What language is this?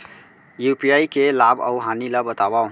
Chhattisgarhi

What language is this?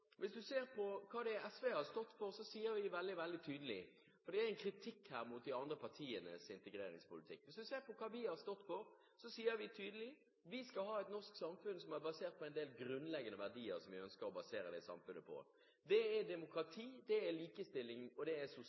Norwegian Bokmål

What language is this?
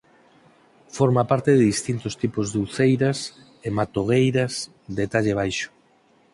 Galician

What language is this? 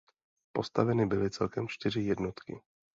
Czech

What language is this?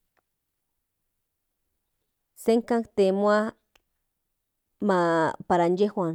Central Nahuatl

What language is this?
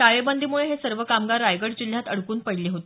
Marathi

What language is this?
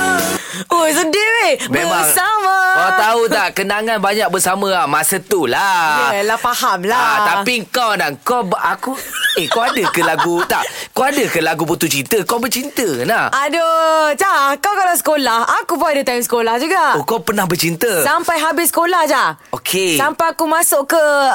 Malay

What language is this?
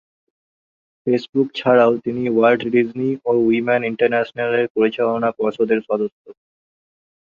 Bangla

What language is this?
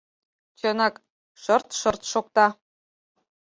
Mari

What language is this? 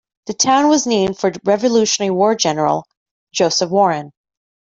English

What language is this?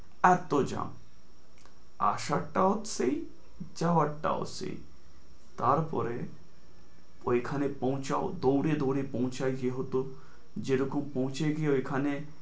Bangla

